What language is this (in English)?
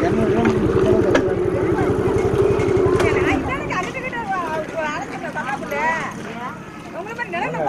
English